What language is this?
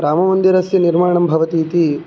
Sanskrit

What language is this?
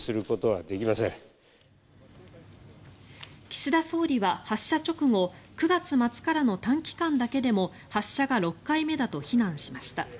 Japanese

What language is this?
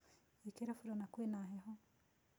Kikuyu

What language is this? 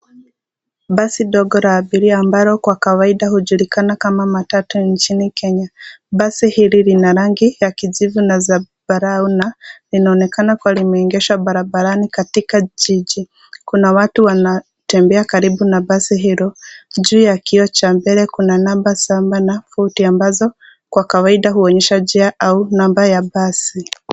Swahili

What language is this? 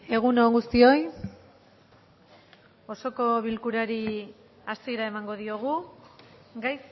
Basque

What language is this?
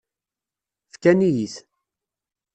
Kabyle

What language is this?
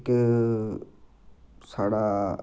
Dogri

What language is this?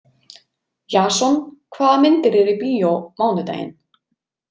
Icelandic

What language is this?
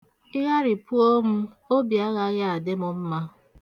Igbo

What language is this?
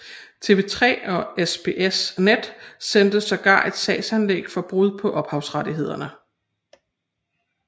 Danish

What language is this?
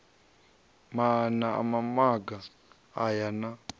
Venda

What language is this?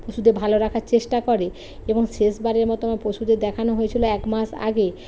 Bangla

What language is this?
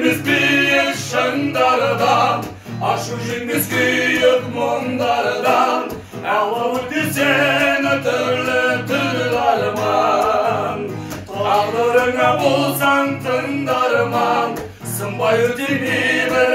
Turkish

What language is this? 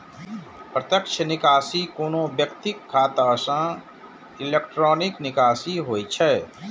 Maithili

